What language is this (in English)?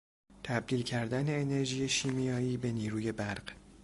Persian